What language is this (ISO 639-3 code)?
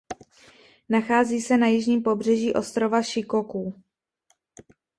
ces